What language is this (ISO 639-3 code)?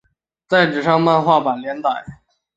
zho